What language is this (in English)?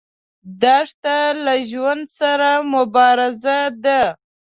Pashto